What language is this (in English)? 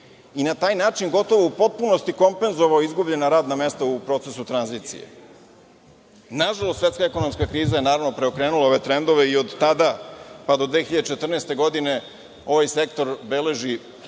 Serbian